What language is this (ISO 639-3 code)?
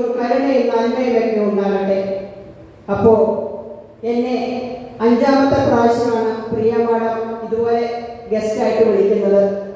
mal